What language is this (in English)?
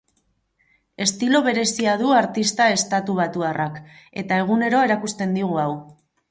Basque